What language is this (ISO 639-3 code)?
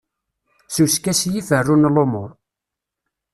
kab